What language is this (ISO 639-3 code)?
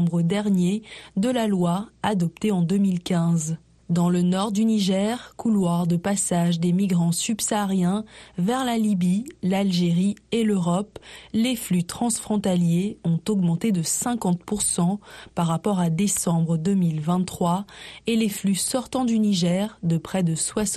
fra